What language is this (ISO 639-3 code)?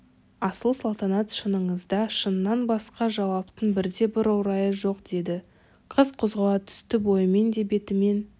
kaz